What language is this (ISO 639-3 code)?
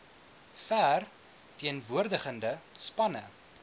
afr